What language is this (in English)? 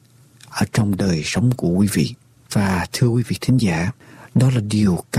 Vietnamese